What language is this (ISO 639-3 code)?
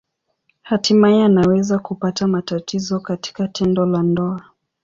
swa